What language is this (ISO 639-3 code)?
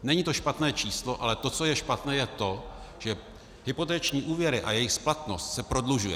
ces